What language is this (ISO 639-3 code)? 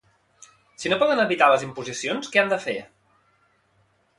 cat